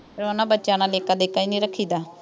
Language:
Punjabi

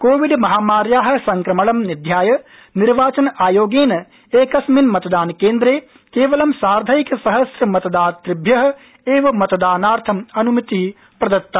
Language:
Sanskrit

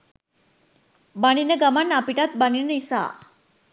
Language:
Sinhala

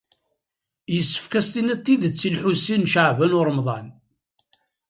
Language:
Kabyle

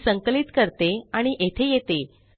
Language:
Marathi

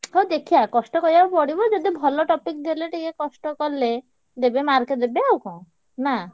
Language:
Odia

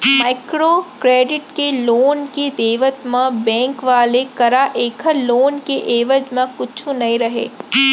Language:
Chhattisgarhi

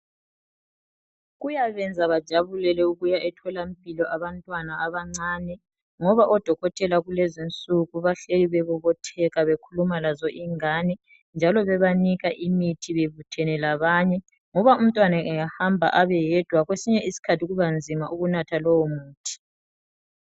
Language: North Ndebele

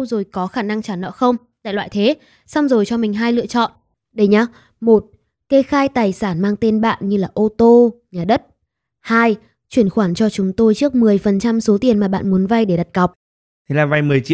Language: Vietnamese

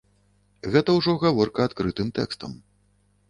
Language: Belarusian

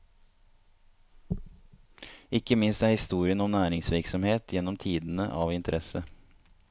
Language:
Norwegian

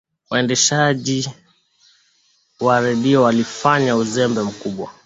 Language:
Swahili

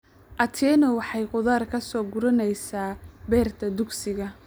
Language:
Somali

